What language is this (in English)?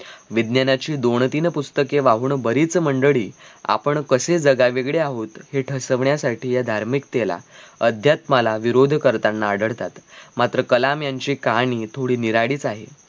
Marathi